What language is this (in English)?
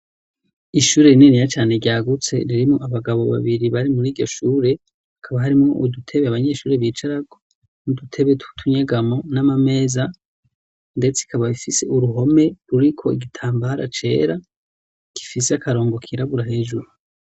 Rundi